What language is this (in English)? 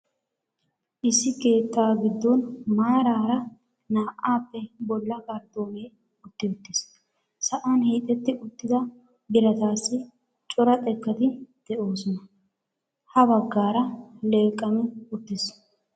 Wolaytta